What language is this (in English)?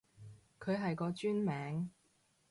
Cantonese